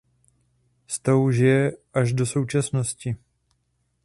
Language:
Czech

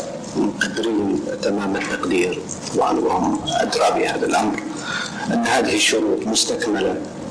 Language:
Arabic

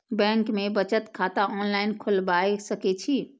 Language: Maithili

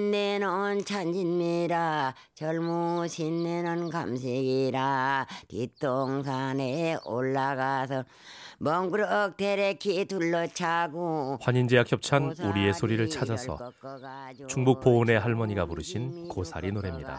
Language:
Korean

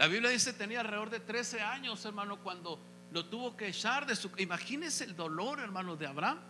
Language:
Spanish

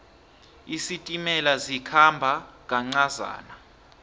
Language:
South Ndebele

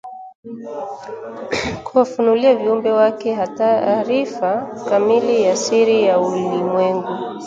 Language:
Swahili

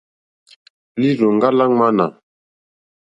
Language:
Mokpwe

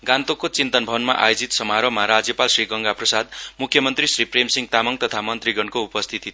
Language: Nepali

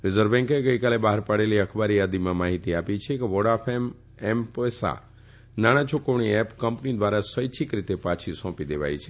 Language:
Gujarati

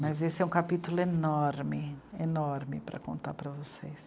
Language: Portuguese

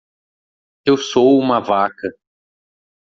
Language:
Portuguese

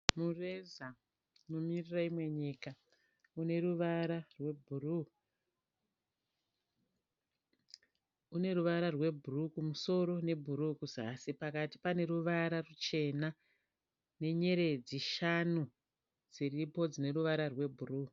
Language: Shona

